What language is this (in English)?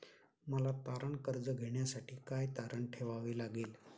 Marathi